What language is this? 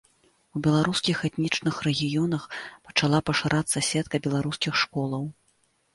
Belarusian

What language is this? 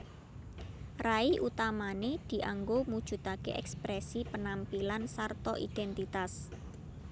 Javanese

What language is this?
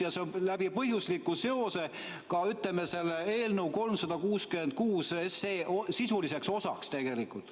Estonian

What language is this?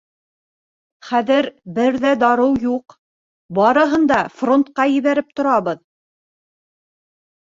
Bashkir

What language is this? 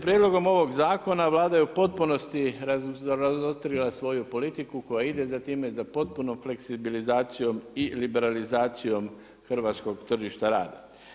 Croatian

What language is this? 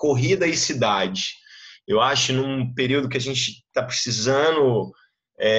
Portuguese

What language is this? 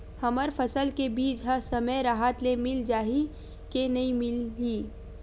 Chhattisgarhi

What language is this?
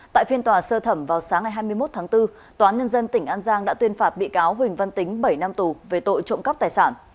Vietnamese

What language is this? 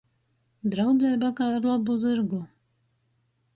Latgalian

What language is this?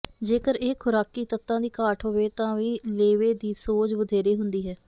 Punjabi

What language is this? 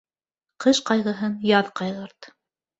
Bashkir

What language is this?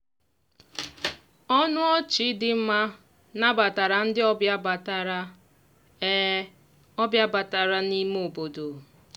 Igbo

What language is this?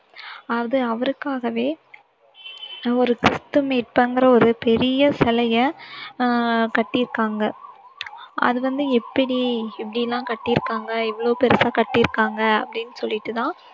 Tamil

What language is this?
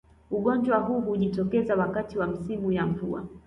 Swahili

